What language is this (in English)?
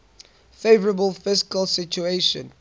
English